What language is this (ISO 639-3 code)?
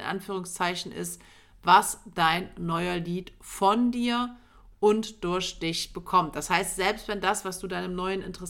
deu